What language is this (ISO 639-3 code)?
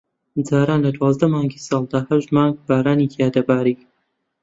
ckb